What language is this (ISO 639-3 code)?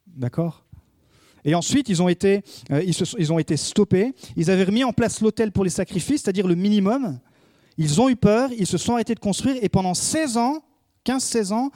fra